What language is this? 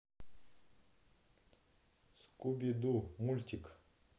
Russian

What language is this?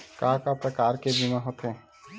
Chhattisgarhi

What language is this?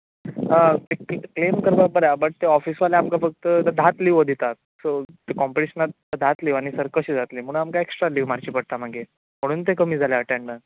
Konkani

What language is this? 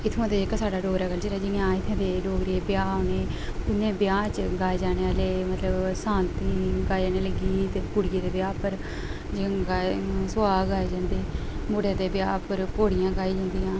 Dogri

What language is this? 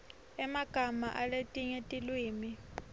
Swati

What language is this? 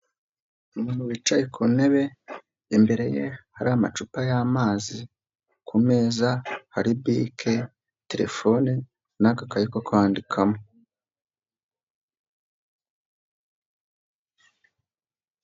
Kinyarwanda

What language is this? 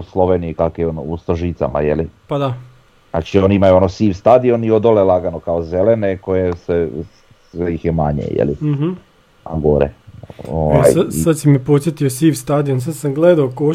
Croatian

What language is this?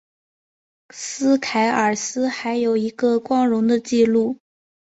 Chinese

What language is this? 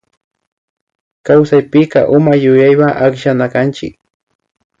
Imbabura Highland Quichua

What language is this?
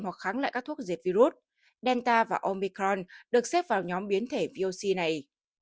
Vietnamese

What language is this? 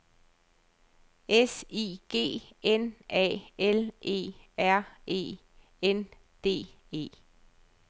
Danish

